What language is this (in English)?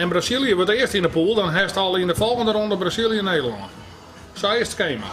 Dutch